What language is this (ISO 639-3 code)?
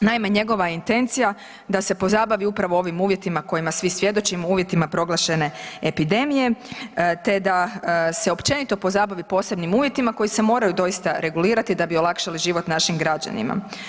hrv